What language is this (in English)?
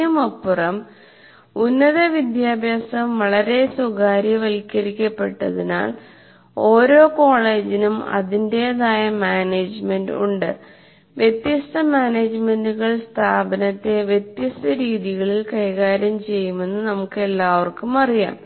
Malayalam